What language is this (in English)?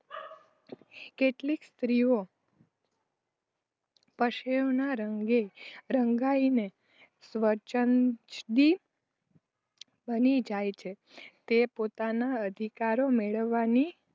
Gujarati